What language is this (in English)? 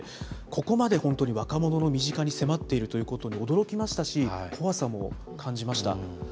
Japanese